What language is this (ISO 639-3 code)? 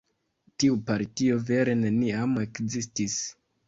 epo